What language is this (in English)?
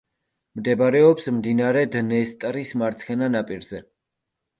Georgian